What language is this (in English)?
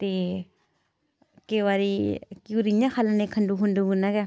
Dogri